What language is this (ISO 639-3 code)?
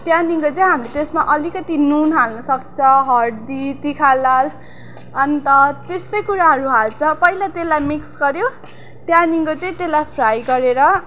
nep